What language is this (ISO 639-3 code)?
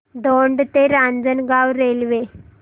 mar